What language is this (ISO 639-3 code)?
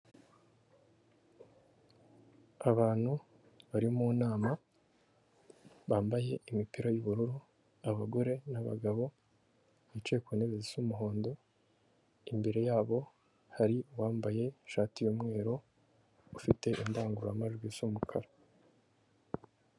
kin